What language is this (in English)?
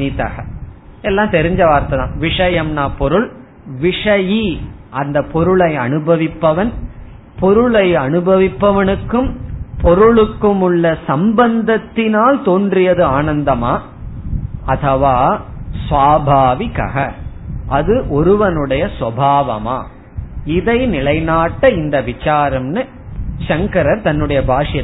Tamil